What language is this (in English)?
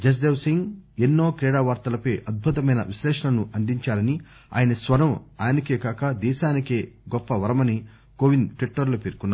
Telugu